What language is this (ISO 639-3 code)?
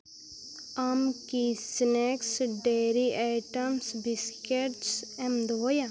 sat